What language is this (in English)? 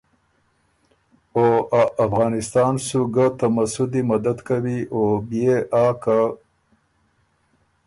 Ormuri